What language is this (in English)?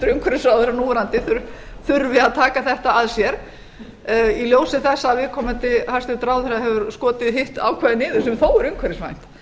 Icelandic